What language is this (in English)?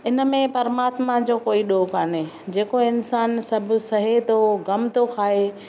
Sindhi